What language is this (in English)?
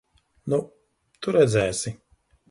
Latvian